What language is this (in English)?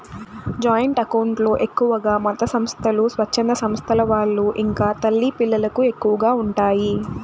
Telugu